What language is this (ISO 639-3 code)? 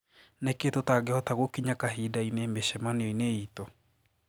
kik